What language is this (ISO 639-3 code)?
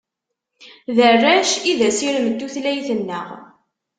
kab